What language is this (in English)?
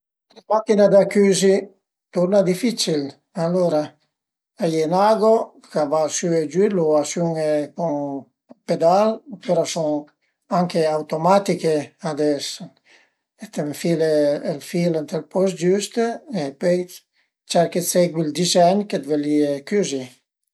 Piedmontese